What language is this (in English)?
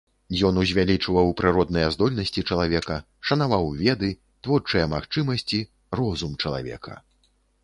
Belarusian